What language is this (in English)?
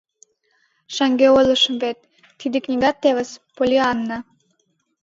Mari